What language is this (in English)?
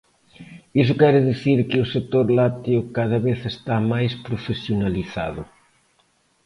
Galician